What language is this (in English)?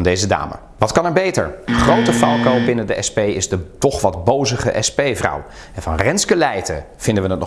Dutch